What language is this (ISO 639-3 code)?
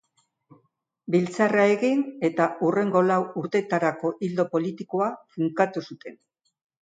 eus